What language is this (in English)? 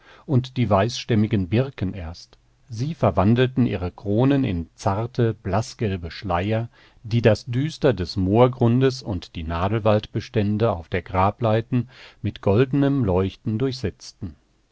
German